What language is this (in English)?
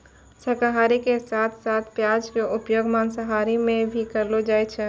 Maithili